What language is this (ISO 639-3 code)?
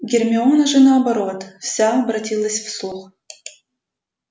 rus